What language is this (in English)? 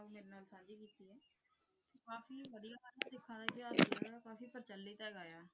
Punjabi